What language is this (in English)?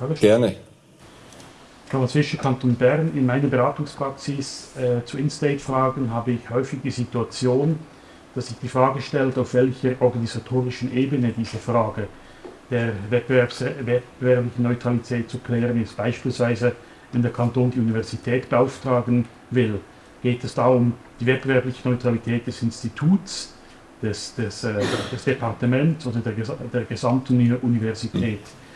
German